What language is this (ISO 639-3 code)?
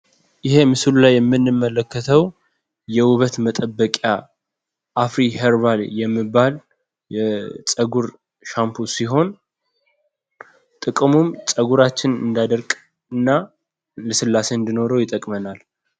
amh